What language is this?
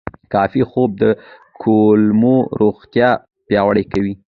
Pashto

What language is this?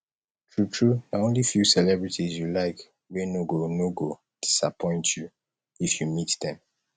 Nigerian Pidgin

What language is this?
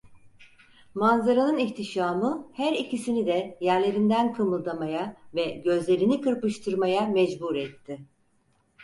Turkish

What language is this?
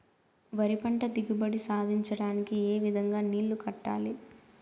Telugu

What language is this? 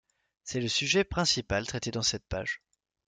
French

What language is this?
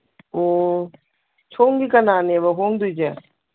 Manipuri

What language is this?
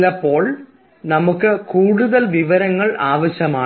Malayalam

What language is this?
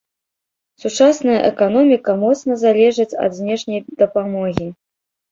Belarusian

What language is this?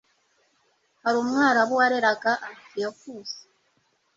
Kinyarwanda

